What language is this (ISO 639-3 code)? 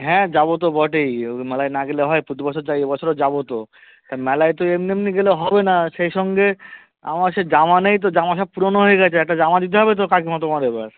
ben